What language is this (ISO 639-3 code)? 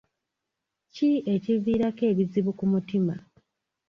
lug